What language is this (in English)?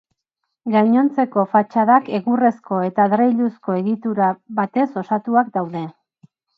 Basque